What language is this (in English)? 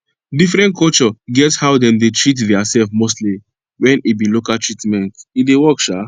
Nigerian Pidgin